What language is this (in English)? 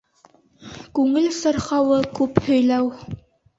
Bashkir